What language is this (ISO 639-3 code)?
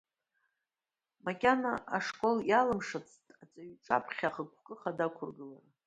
abk